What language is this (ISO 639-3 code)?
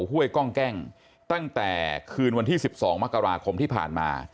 tha